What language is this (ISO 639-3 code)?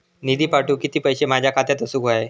mar